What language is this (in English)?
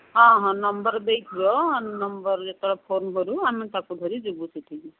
Odia